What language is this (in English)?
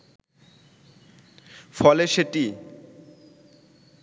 Bangla